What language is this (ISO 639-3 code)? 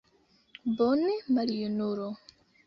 epo